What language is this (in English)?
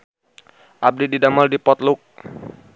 Sundanese